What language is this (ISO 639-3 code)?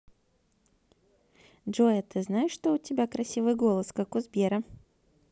rus